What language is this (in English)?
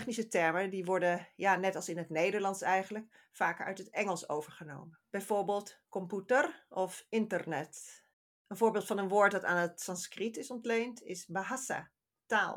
Dutch